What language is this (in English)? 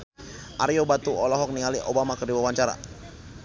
Sundanese